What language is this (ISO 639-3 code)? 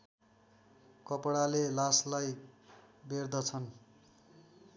nep